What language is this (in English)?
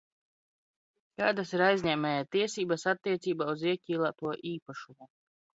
Latvian